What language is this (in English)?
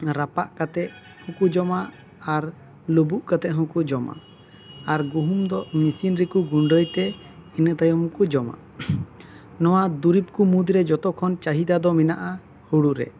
Santali